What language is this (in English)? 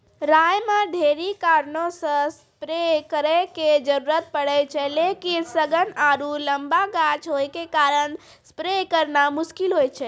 Maithili